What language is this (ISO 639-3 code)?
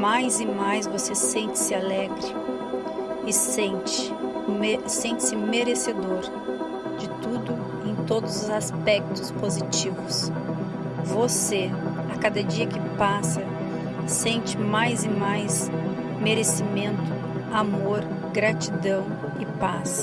por